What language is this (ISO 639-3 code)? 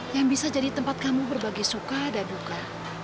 ind